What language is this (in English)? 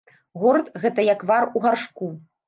Belarusian